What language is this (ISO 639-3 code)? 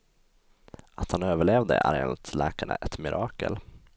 swe